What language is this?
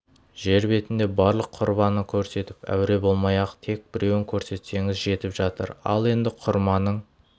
Kazakh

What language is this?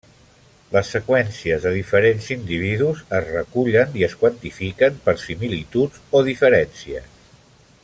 Catalan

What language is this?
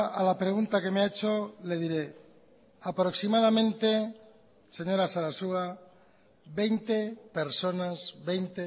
Spanish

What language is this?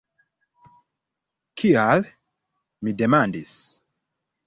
Esperanto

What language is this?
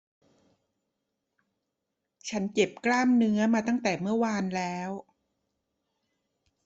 Thai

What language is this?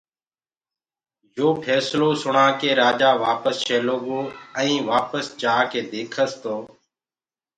Gurgula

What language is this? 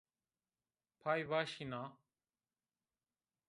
Zaza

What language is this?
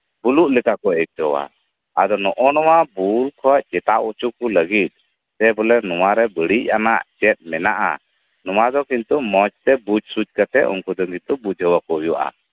Santali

